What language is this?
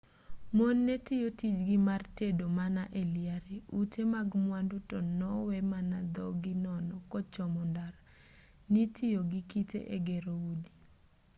Luo (Kenya and Tanzania)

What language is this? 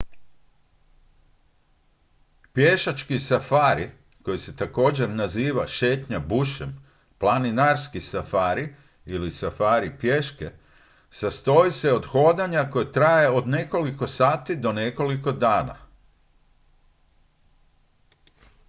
Croatian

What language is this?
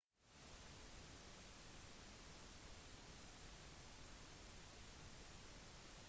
Norwegian Bokmål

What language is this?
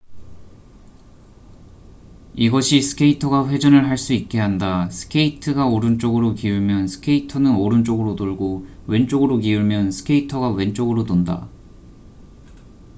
Korean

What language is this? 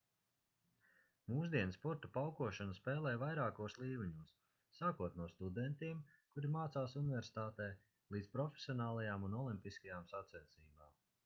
Latvian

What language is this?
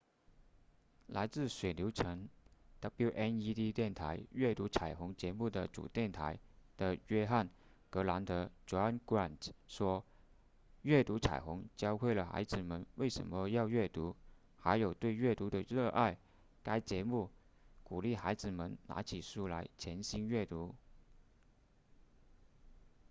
Chinese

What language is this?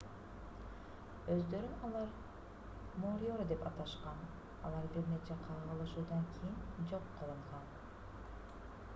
Kyrgyz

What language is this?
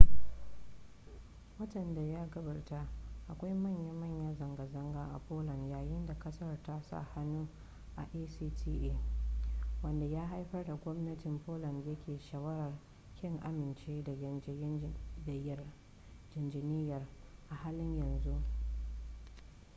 Hausa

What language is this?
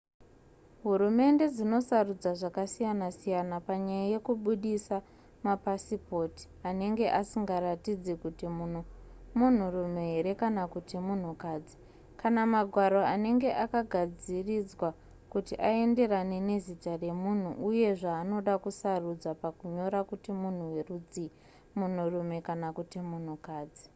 Shona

